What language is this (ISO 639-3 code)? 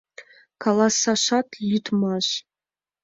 chm